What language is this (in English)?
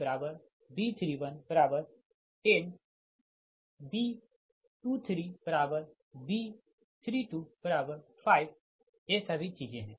Hindi